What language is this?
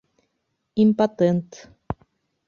Bashkir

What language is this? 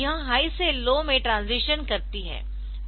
Hindi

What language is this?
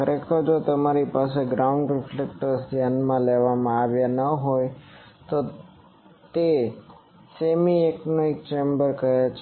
Gujarati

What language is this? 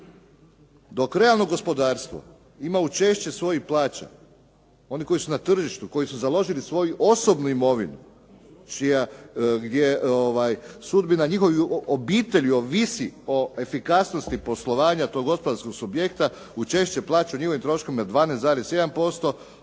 Croatian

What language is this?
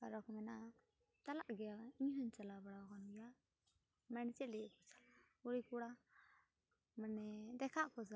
Santali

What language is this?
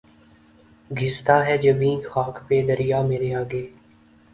Urdu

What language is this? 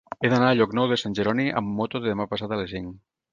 Catalan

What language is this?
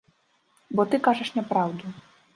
Belarusian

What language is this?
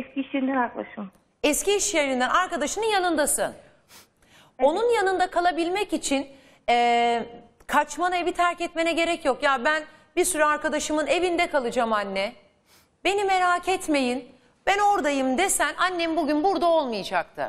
Turkish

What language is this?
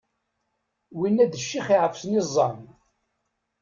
Kabyle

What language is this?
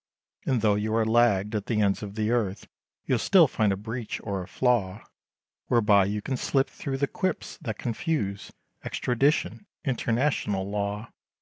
English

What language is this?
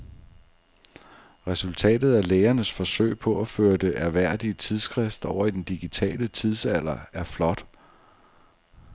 Danish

